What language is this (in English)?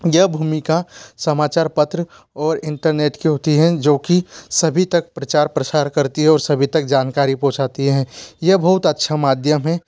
Hindi